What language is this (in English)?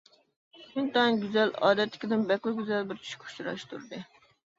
Uyghur